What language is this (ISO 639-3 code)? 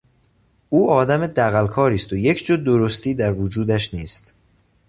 fas